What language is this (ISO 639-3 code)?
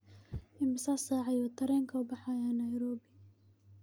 som